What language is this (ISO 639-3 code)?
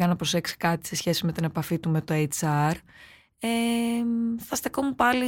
ell